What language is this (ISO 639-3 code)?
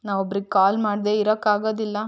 kan